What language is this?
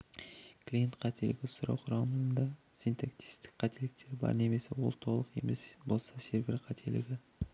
Kazakh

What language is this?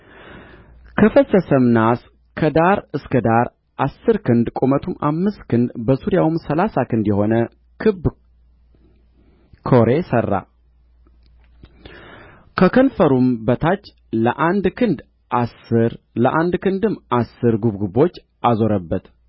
Amharic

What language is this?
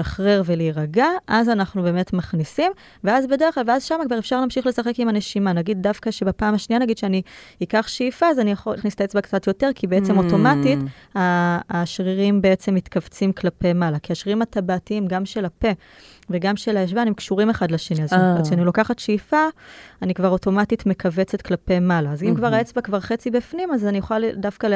Hebrew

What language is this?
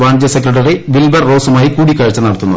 Malayalam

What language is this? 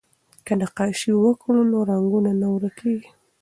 Pashto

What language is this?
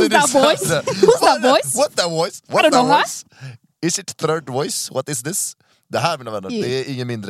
Swedish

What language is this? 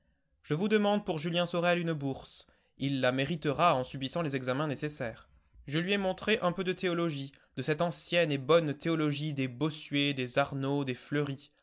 French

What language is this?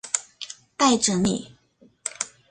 Chinese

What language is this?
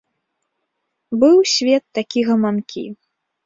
Belarusian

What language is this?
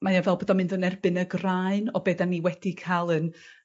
Welsh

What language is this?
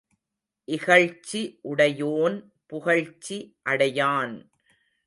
Tamil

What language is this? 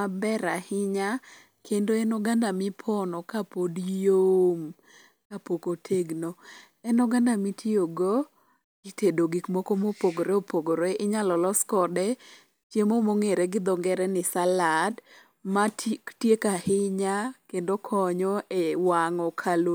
Luo (Kenya and Tanzania)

